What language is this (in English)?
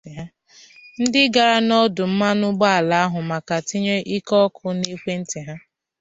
Igbo